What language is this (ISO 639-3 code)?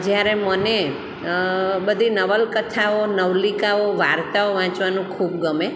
guj